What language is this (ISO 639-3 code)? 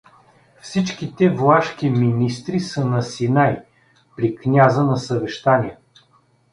bul